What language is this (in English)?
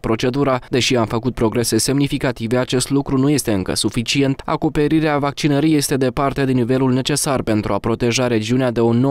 Romanian